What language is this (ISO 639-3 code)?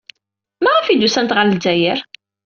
kab